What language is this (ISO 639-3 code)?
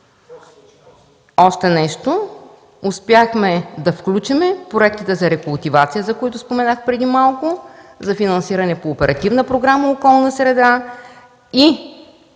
bul